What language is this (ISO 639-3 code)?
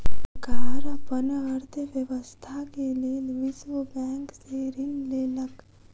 mai